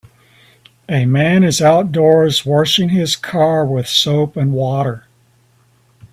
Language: English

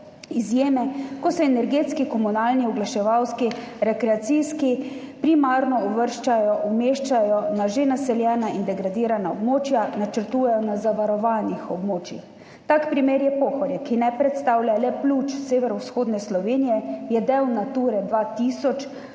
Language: Slovenian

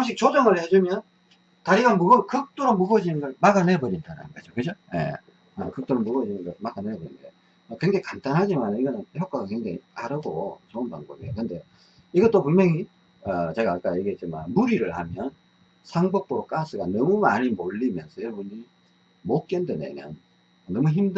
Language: Korean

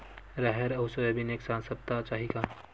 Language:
Chhattisgarhi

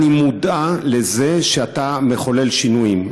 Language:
Hebrew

